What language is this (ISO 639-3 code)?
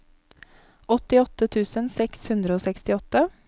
nor